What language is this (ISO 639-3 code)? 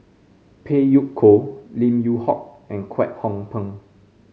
eng